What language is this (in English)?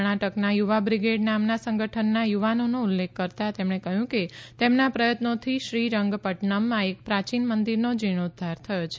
Gujarati